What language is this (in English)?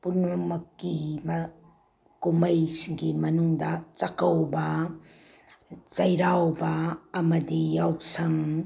Manipuri